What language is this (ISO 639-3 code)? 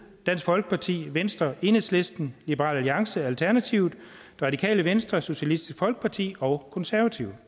dan